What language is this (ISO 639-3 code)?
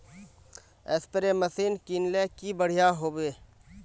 mag